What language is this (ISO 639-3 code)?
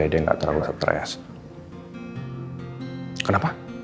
ind